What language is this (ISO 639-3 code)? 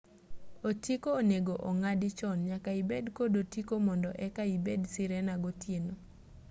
luo